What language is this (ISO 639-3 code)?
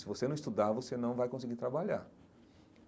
por